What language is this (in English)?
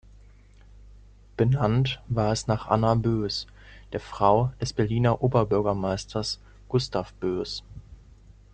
German